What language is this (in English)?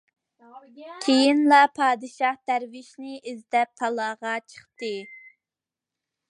Uyghur